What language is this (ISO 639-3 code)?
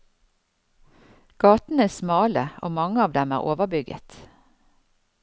nor